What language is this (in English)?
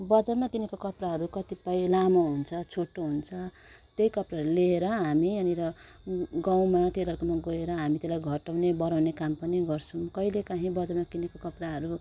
Nepali